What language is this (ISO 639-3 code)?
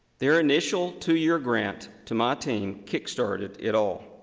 eng